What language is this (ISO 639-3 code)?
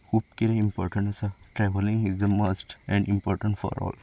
kok